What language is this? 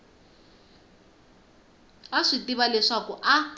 Tsonga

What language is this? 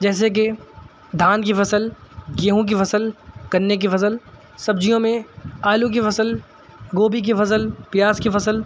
Urdu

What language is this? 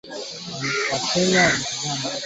Swahili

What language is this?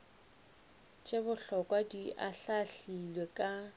Northern Sotho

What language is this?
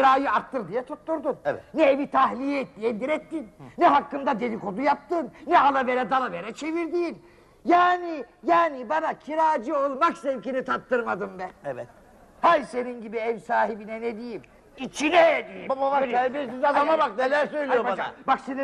Turkish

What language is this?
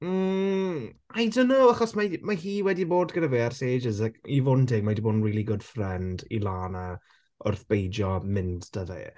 Welsh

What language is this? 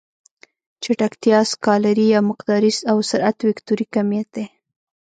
Pashto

